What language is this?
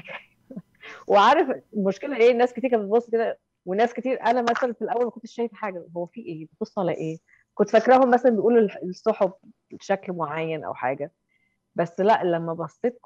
Arabic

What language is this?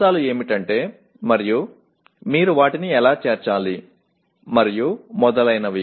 Telugu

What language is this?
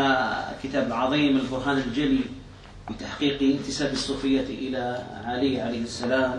Arabic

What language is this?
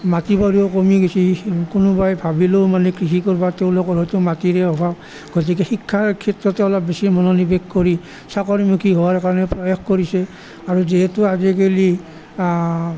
Assamese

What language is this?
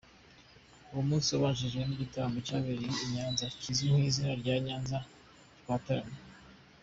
Kinyarwanda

